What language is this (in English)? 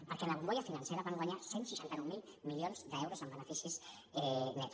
Catalan